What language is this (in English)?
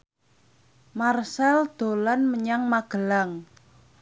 Javanese